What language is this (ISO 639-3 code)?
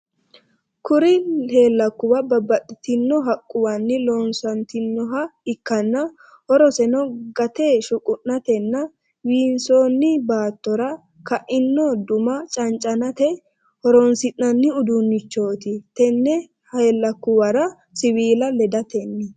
sid